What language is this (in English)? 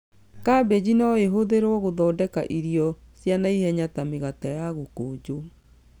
Kikuyu